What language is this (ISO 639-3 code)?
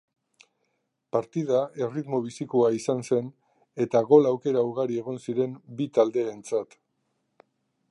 eus